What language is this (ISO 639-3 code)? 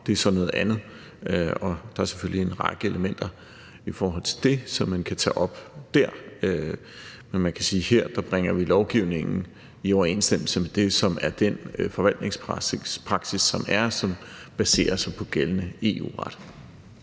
dan